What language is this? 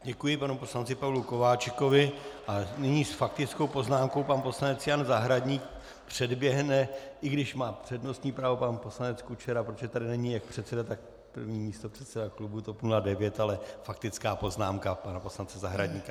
Czech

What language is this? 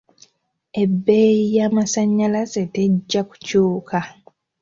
Ganda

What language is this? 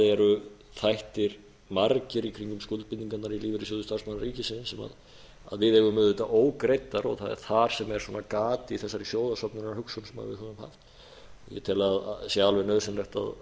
Icelandic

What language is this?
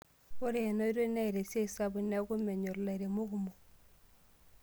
Masai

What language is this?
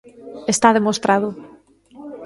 Galician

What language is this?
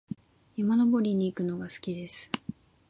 Japanese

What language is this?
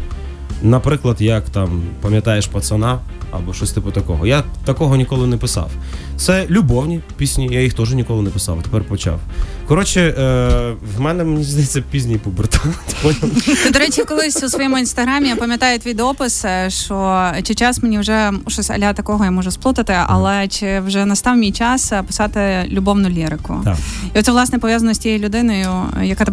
Ukrainian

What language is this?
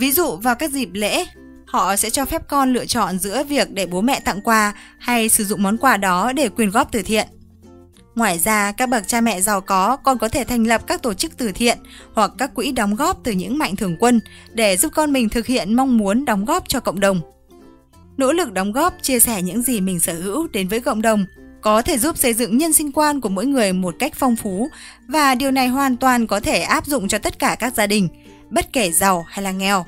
Vietnamese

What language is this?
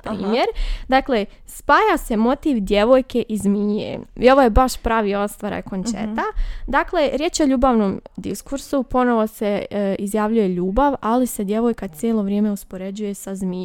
Croatian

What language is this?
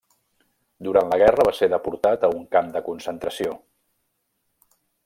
Catalan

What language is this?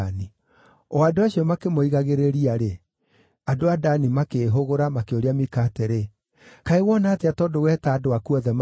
Kikuyu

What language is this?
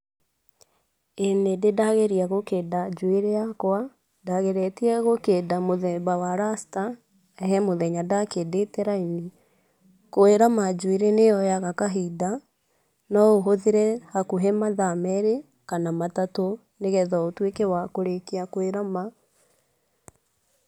Kikuyu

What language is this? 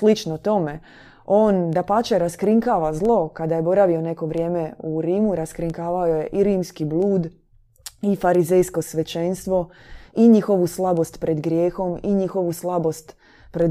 Croatian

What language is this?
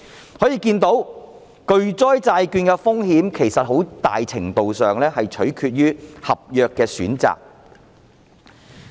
Cantonese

